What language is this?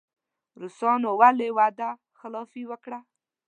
Pashto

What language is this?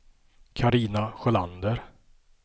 Swedish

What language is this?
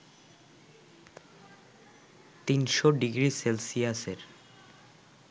Bangla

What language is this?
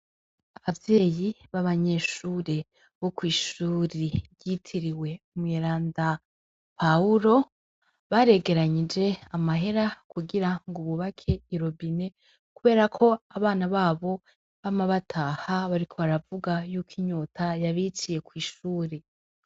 Rundi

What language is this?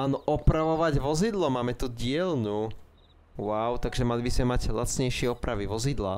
Slovak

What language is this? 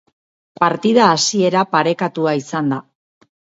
Basque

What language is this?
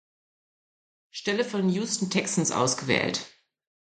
German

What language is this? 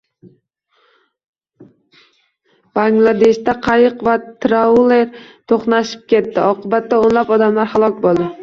Uzbek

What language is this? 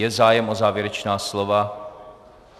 Czech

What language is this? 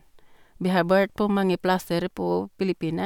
Norwegian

